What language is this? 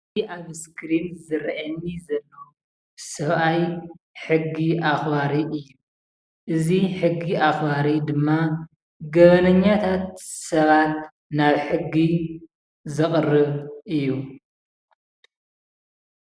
Tigrinya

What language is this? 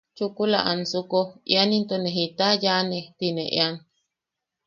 Yaqui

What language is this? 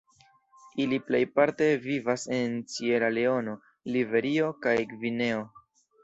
Esperanto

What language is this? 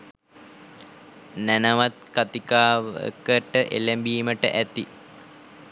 Sinhala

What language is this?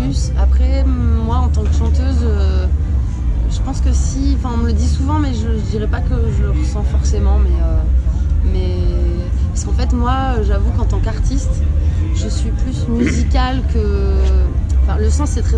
French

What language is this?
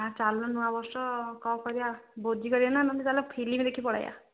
Odia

